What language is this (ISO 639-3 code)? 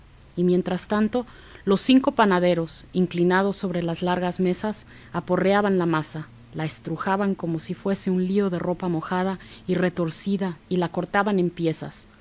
spa